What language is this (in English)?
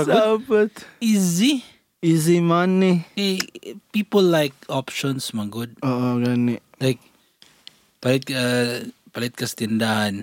Filipino